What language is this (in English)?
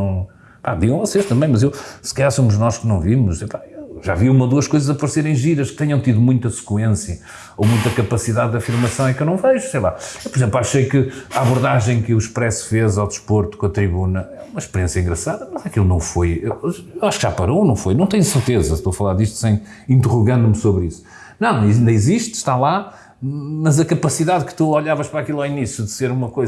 Portuguese